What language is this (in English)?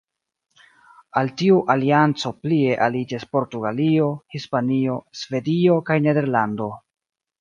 Esperanto